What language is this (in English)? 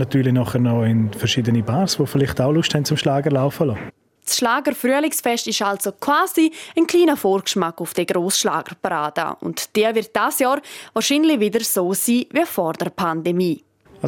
German